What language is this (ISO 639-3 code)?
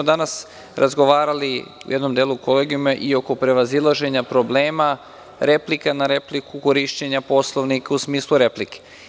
srp